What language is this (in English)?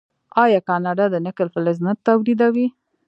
Pashto